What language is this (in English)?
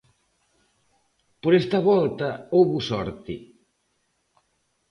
Galician